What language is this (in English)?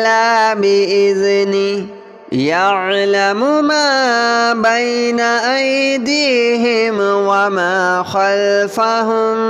Arabic